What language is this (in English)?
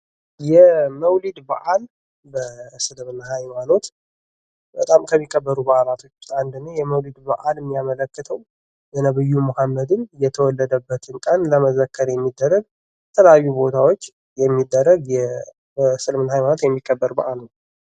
Amharic